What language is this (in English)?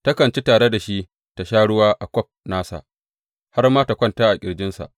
Hausa